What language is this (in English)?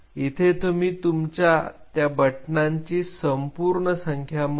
Marathi